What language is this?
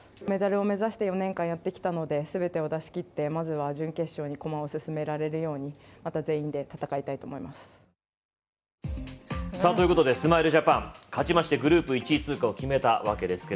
Japanese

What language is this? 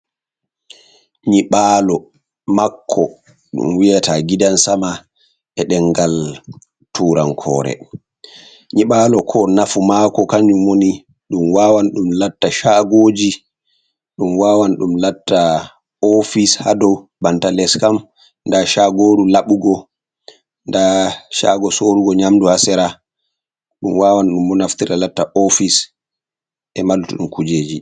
Fula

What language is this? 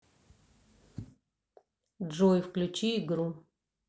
Russian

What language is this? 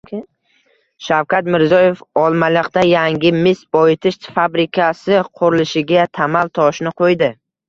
Uzbek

